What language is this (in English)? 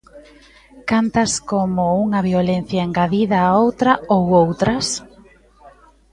Galician